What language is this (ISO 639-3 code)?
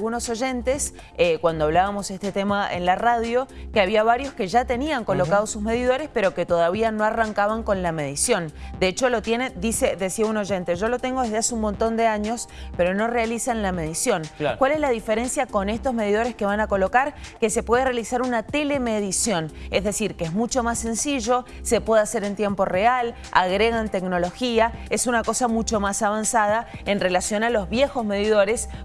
spa